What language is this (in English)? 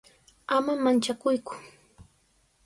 Sihuas Ancash Quechua